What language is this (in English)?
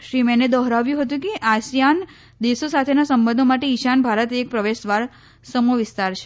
Gujarati